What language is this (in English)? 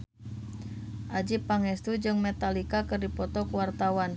Sundanese